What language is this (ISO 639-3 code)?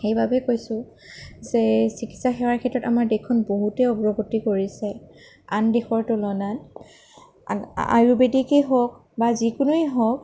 asm